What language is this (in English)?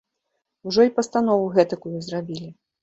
Belarusian